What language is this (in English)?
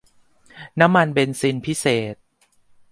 Thai